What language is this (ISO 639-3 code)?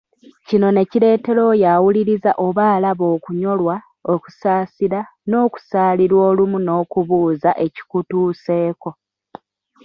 lug